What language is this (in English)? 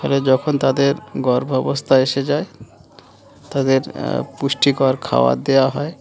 Bangla